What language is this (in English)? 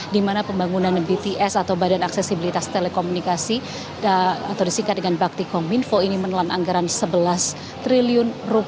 Indonesian